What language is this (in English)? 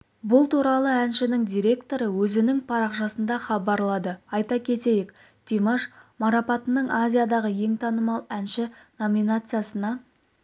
Kazakh